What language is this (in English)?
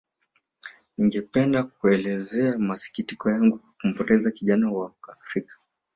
Swahili